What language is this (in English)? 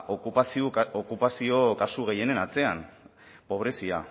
Basque